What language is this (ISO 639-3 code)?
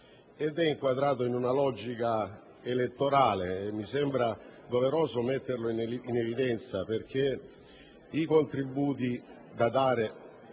ita